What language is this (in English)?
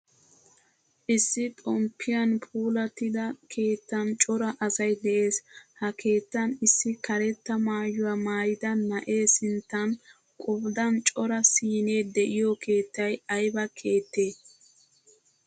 Wolaytta